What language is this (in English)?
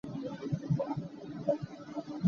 Hakha Chin